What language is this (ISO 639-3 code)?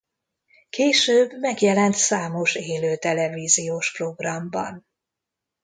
hun